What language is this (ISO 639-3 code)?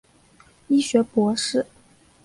zho